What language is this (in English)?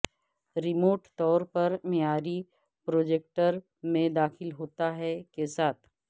Urdu